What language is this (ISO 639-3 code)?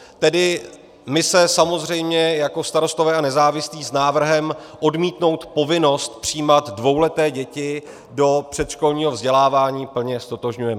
ces